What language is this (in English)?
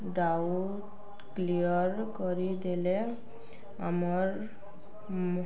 Odia